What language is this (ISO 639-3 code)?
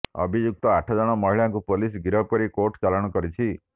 ori